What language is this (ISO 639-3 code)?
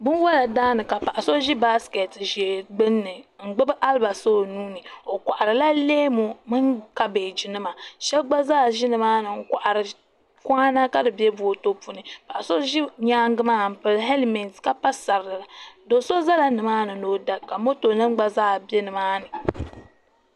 dag